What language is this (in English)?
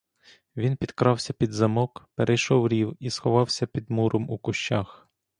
Ukrainian